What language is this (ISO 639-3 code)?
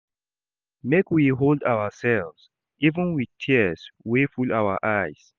pcm